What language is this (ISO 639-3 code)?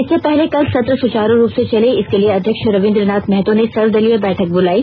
hin